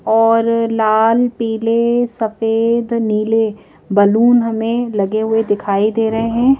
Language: Hindi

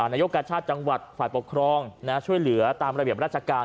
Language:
Thai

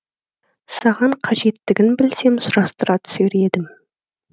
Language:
Kazakh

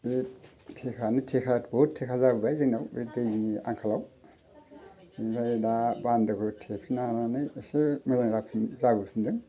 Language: Bodo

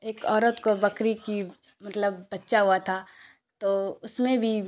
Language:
Urdu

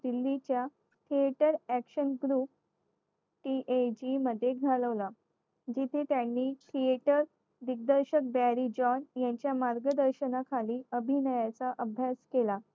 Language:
Marathi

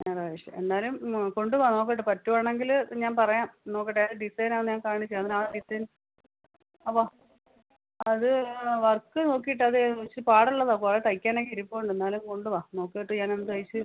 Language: Malayalam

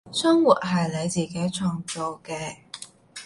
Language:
Cantonese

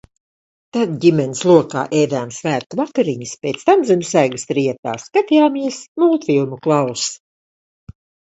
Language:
Latvian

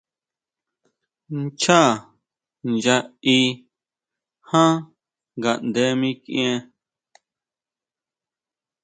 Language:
Huautla Mazatec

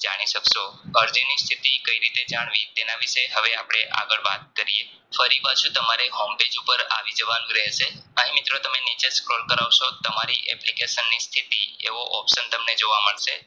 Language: Gujarati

